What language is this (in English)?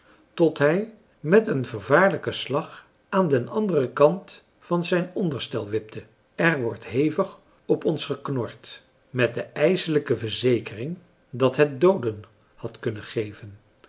Dutch